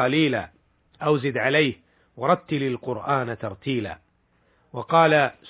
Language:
Arabic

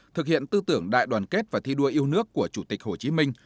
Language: Vietnamese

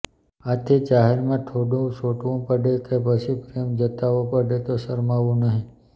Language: Gujarati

